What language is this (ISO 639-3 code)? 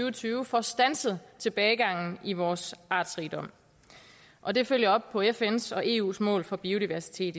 dan